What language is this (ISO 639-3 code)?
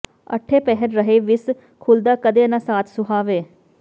pan